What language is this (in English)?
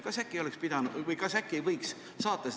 Estonian